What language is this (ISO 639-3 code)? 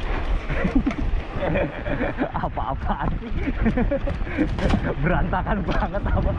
ind